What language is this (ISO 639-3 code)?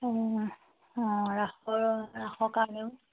asm